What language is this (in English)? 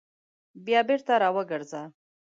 Pashto